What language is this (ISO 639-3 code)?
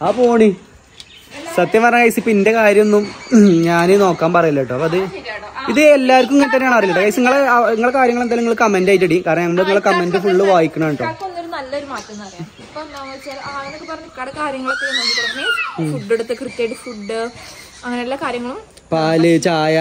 mal